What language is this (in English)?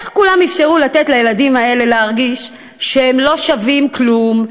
Hebrew